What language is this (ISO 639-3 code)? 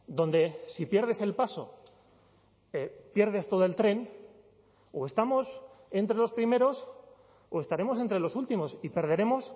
spa